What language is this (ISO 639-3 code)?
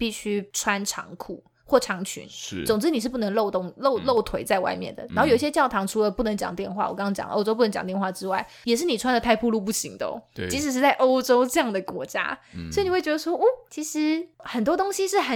zho